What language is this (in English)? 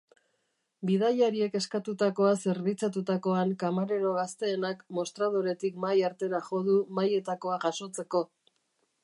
Basque